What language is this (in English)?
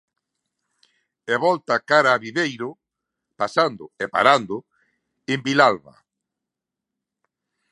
Galician